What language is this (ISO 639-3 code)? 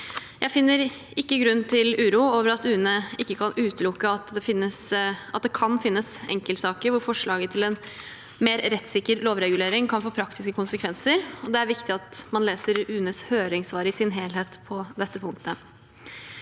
nor